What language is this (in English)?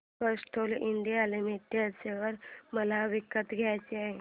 Marathi